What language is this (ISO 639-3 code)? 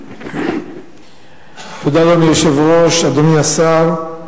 heb